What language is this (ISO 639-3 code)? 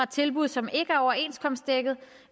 dan